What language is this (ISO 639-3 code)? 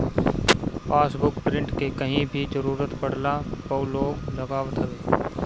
bho